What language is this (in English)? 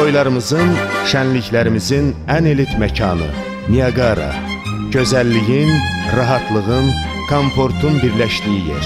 Turkish